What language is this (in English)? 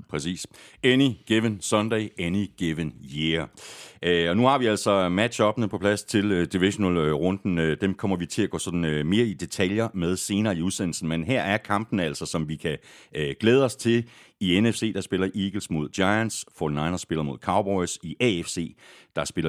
Danish